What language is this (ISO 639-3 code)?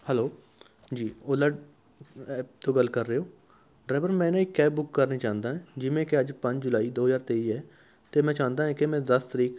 pan